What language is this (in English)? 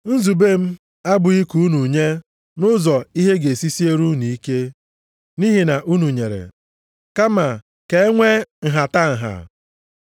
Igbo